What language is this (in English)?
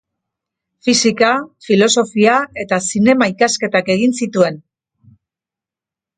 Basque